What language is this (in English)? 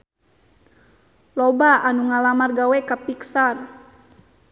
Sundanese